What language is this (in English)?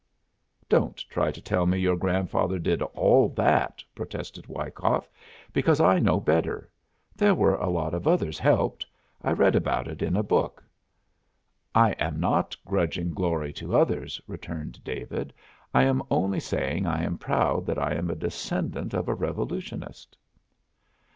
English